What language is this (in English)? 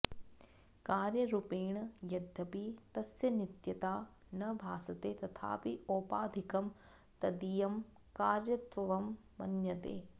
Sanskrit